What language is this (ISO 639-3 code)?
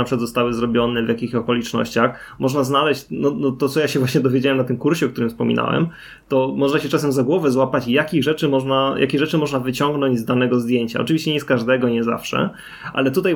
pol